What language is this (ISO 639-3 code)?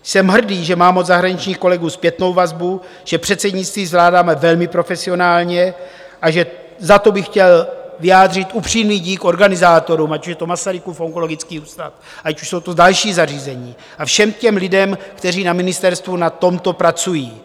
ces